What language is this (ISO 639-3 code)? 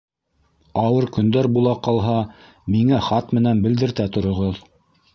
bak